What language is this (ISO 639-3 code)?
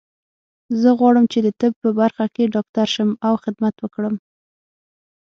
pus